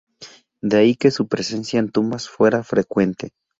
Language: Spanish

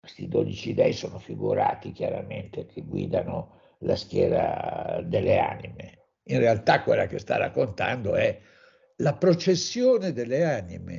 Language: Italian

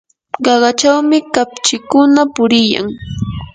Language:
Yanahuanca Pasco Quechua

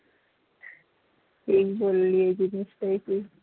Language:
Bangla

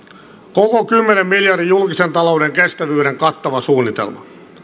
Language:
Finnish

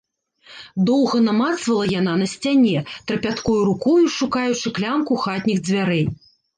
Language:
Belarusian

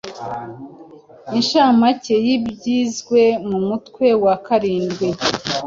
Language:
Kinyarwanda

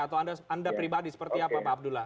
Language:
Indonesian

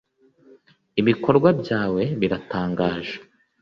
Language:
Kinyarwanda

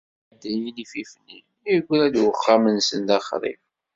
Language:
Kabyle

